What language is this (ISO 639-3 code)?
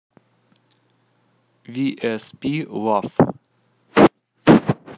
rus